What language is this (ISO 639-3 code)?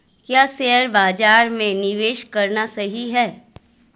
hin